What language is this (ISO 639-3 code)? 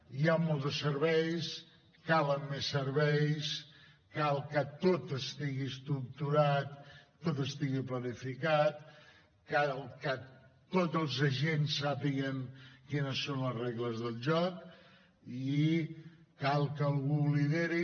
cat